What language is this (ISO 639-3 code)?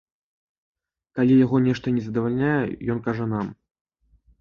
bel